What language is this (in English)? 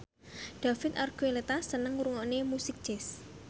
Javanese